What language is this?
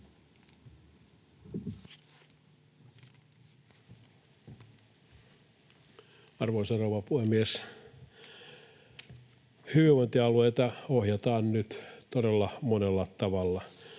Finnish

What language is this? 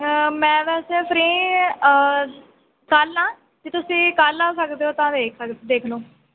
Punjabi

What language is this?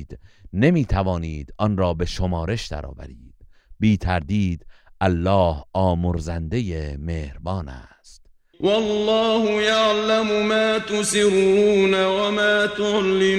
Persian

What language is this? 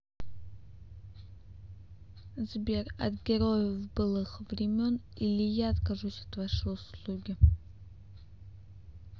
Russian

